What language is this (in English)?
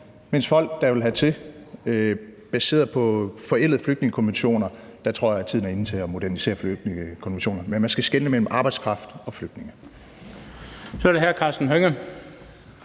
Danish